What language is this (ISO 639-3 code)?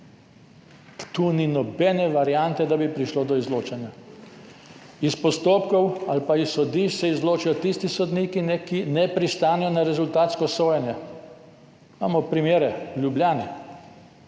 slv